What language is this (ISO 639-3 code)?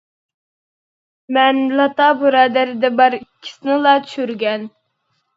uig